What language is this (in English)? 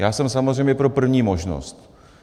Czech